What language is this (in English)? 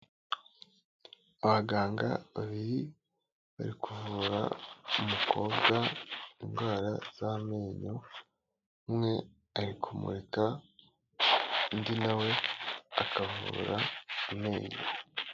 Kinyarwanda